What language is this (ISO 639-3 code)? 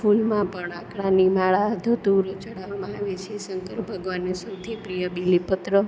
guj